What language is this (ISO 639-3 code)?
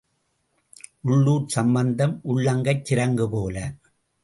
tam